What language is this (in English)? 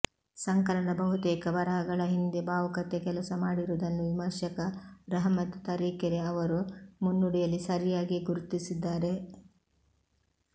Kannada